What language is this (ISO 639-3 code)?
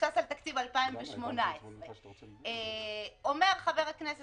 heb